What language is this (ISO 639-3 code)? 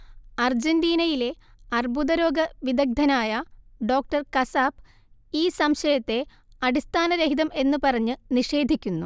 mal